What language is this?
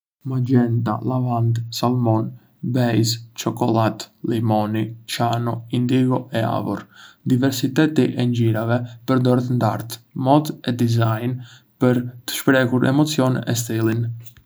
Arbëreshë Albanian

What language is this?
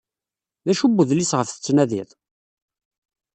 Kabyle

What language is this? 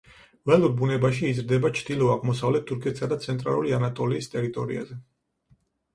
Georgian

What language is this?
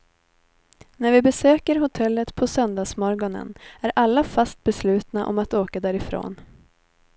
Swedish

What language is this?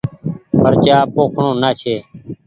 Goaria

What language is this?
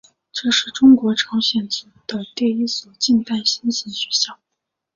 Chinese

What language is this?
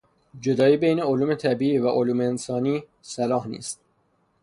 Persian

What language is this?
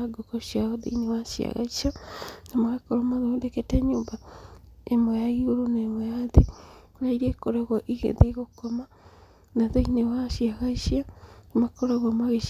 Kikuyu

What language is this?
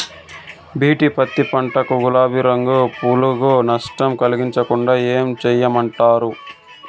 Telugu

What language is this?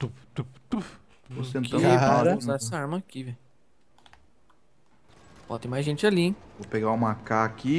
Portuguese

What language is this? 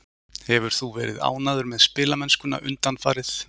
Icelandic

